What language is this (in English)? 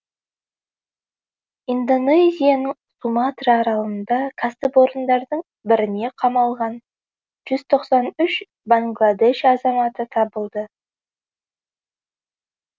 Kazakh